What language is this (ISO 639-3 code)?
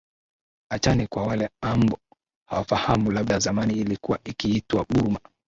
swa